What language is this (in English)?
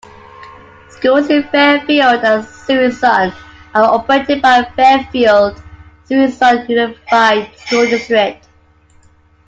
English